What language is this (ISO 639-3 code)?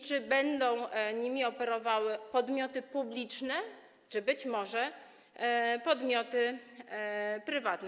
pol